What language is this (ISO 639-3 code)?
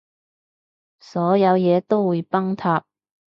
yue